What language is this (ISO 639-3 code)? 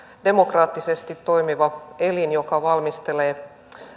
fin